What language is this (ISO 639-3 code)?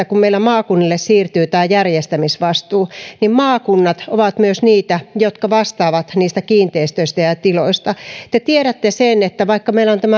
fin